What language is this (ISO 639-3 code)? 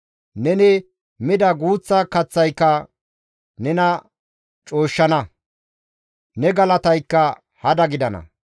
gmv